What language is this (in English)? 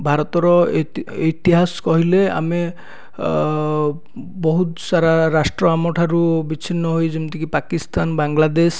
Odia